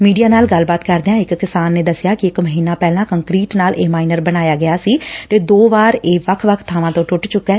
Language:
Punjabi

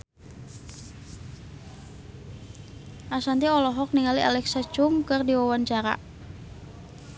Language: Sundanese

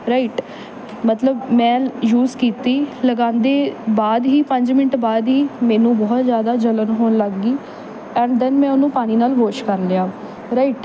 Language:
Punjabi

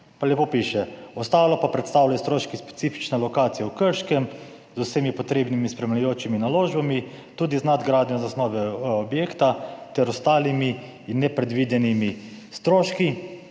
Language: Slovenian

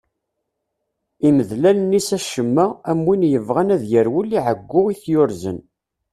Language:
Kabyle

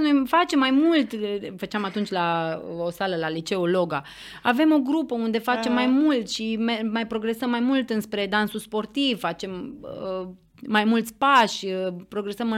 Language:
Romanian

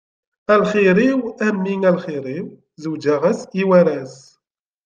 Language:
Kabyle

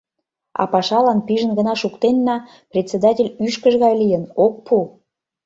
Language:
Mari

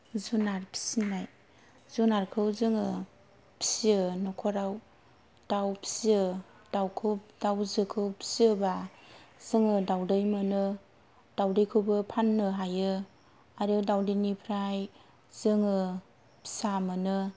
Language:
Bodo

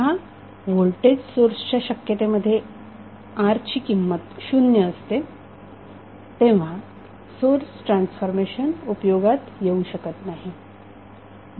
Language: Marathi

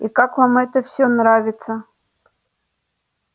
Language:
Russian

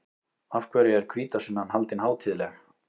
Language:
Icelandic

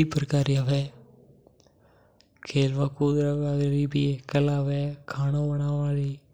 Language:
Mewari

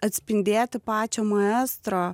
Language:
Lithuanian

